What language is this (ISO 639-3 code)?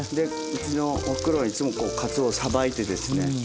jpn